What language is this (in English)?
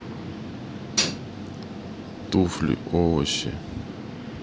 Russian